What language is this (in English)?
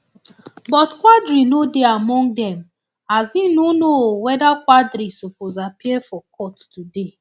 Nigerian Pidgin